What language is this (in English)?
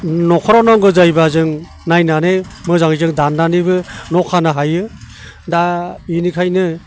Bodo